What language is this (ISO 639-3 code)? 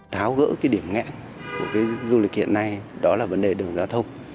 vie